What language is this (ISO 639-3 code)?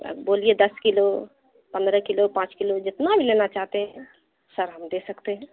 urd